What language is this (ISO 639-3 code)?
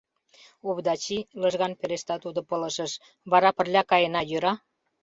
chm